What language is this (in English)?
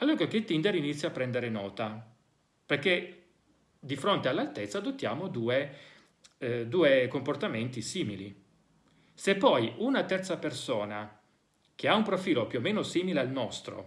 Italian